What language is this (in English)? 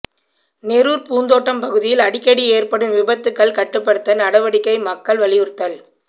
Tamil